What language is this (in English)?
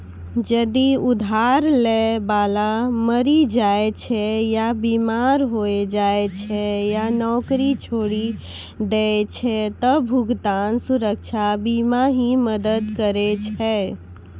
Maithili